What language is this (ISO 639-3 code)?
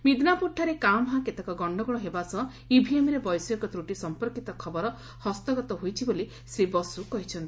ori